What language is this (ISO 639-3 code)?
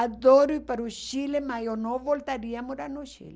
por